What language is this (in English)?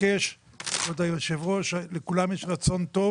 Hebrew